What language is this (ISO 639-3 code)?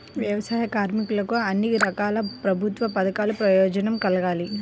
tel